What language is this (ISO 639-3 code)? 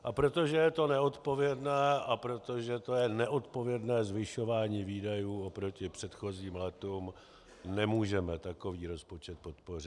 ces